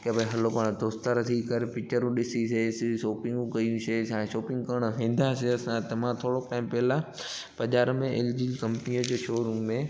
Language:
Sindhi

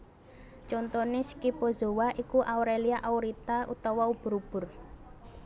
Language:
Javanese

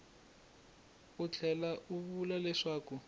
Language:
Tsonga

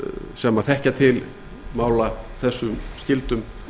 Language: Icelandic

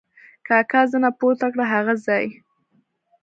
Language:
Pashto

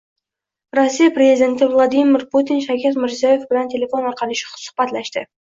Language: Uzbek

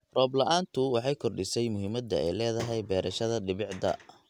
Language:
Somali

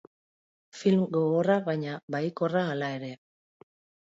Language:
Basque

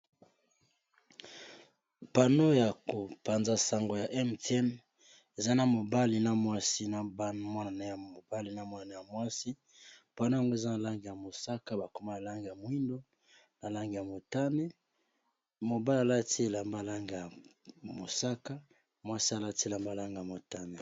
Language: Lingala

